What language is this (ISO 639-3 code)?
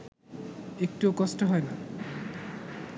ben